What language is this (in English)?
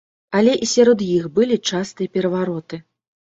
Belarusian